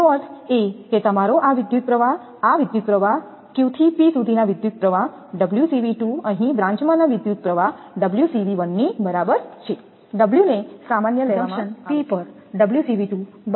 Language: Gujarati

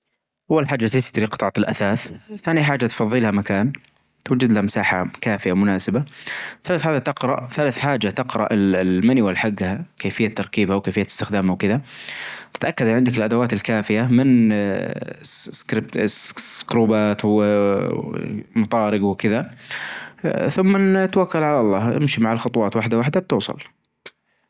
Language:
Najdi Arabic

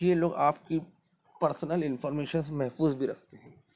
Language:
Urdu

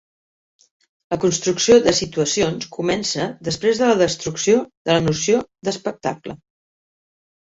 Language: Catalan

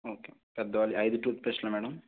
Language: Telugu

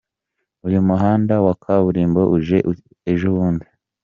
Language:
Kinyarwanda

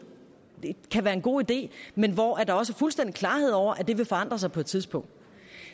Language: Danish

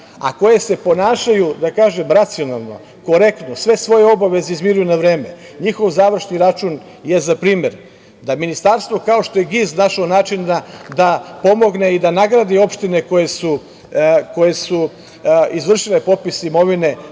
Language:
Serbian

